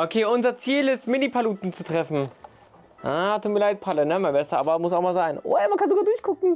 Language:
German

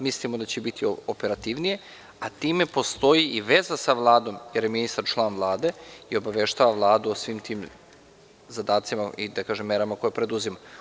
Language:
Serbian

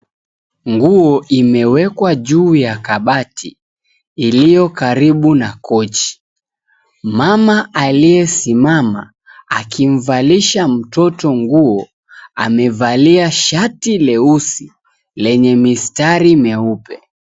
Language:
Swahili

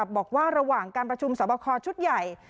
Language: Thai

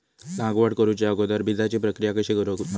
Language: Marathi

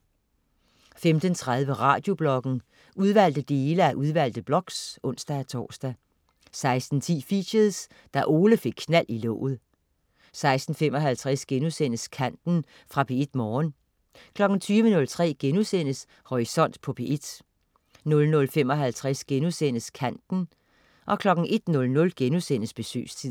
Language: Danish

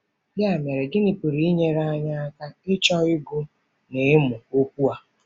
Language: Igbo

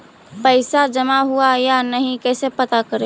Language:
Magahi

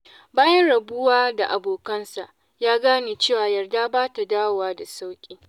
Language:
Hausa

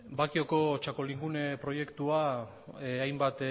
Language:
Basque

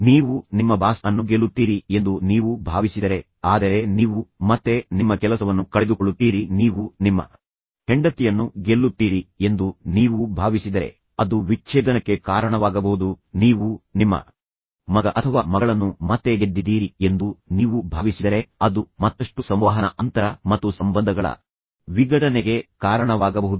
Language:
Kannada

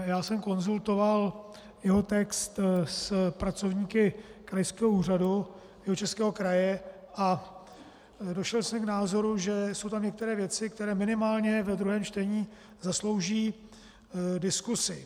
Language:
Czech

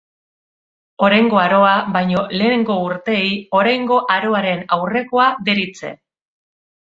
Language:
Basque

